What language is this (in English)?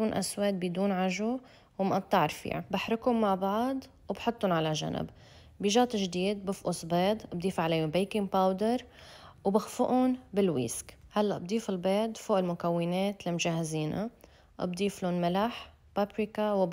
Arabic